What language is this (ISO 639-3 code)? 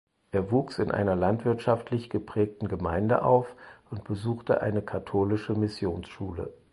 deu